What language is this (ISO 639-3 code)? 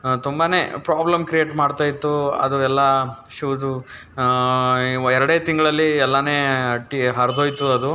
kan